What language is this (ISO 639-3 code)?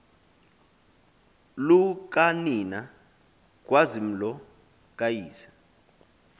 xho